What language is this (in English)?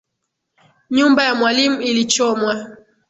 Swahili